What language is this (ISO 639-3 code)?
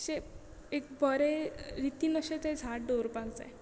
kok